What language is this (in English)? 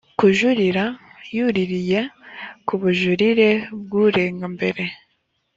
Kinyarwanda